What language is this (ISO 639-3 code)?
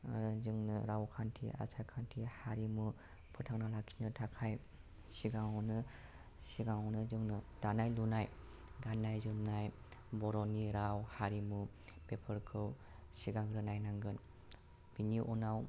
brx